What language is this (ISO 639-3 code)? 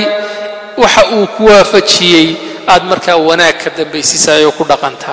ara